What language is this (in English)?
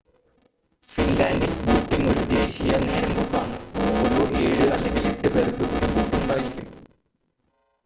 Malayalam